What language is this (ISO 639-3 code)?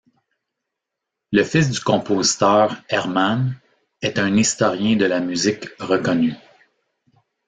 fra